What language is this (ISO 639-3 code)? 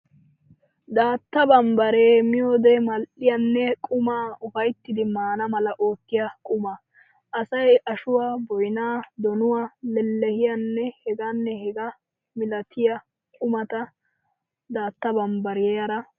wal